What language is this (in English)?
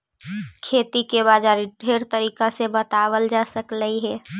Magahi